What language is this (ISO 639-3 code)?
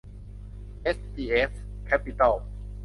tha